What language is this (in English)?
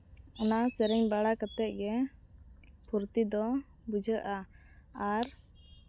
Santali